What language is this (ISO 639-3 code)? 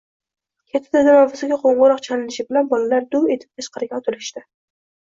uzb